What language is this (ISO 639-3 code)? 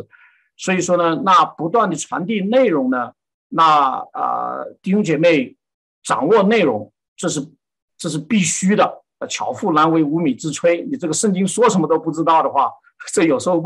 zho